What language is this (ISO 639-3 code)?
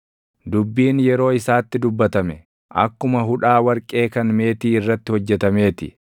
orm